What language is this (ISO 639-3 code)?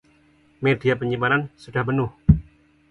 ind